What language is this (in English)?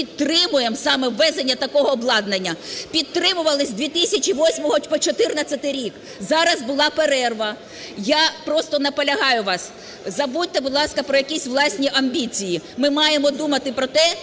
Ukrainian